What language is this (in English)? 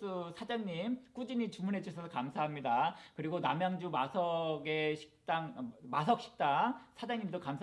Korean